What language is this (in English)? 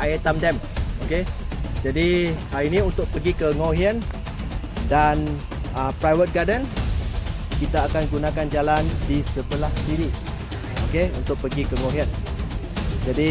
Malay